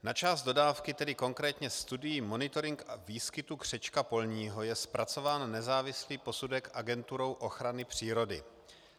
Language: Czech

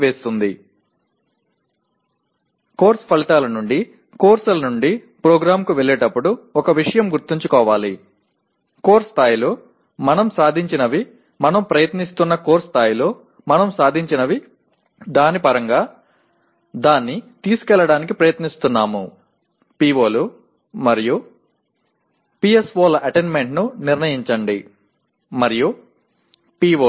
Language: Tamil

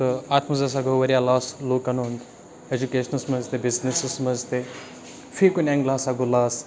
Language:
Kashmiri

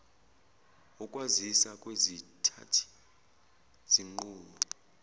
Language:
Zulu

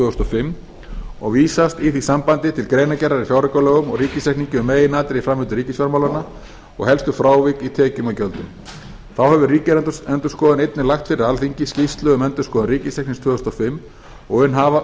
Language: Icelandic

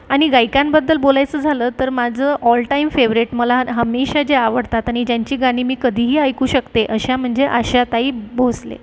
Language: Marathi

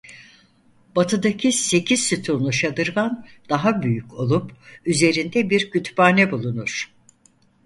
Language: Turkish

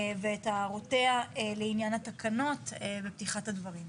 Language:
Hebrew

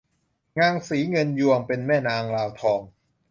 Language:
Thai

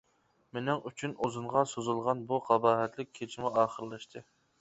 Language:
Uyghur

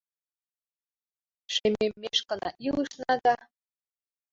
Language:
Mari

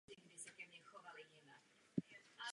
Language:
Czech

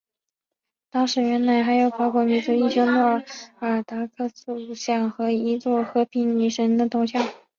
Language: Chinese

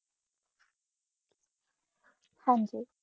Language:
Punjabi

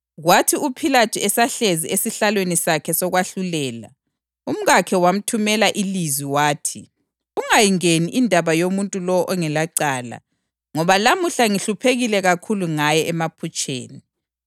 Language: North Ndebele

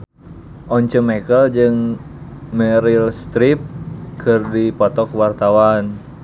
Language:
Sundanese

